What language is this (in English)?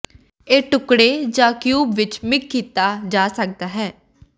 Punjabi